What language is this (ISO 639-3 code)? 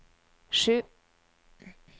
nor